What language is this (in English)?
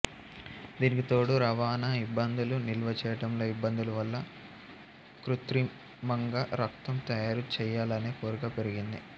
Telugu